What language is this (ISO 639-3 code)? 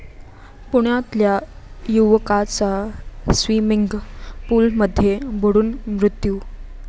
mar